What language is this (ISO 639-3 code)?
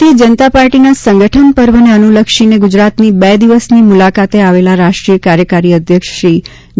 guj